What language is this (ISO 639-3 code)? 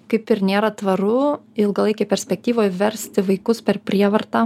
lit